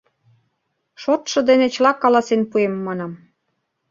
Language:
Mari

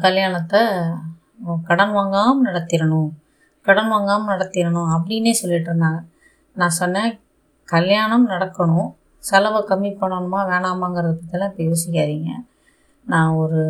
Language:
Tamil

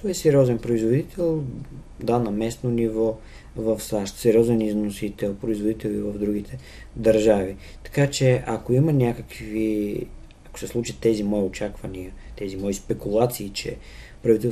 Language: Bulgarian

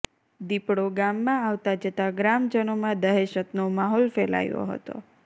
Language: Gujarati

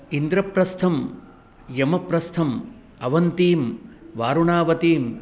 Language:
Sanskrit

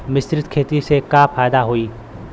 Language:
Bhojpuri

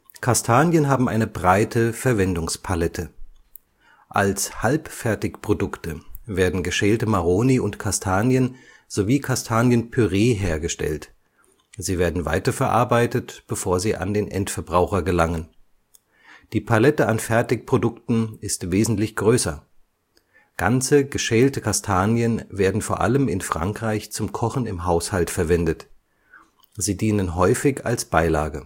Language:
German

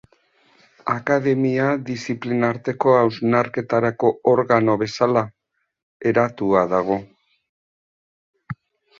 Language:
Basque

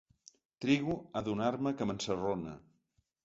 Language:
Catalan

